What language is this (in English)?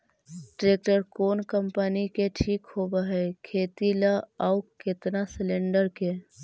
Magahi